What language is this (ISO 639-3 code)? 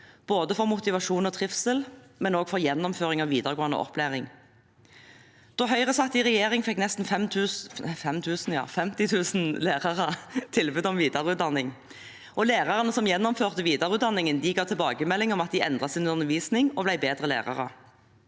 nor